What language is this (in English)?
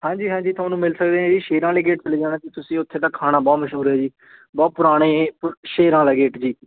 Punjabi